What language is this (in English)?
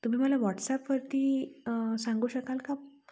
Marathi